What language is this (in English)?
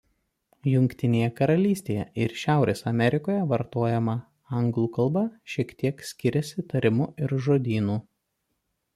Lithuanian